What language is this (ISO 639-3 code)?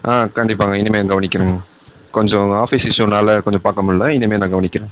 tam